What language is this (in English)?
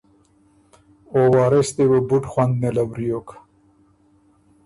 Ormuri